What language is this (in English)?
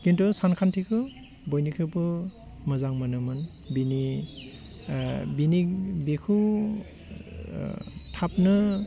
Bodo